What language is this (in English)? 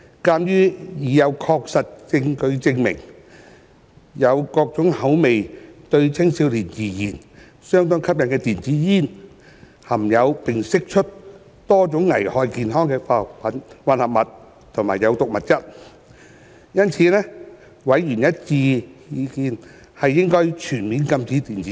Cantonese